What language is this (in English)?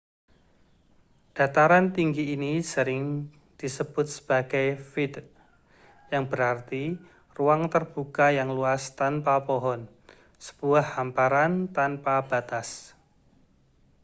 Indonesian